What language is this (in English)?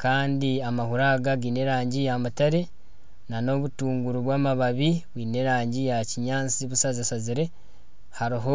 Nyankole